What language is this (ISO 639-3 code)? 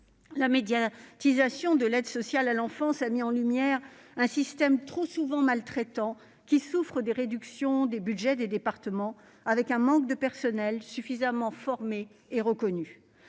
fra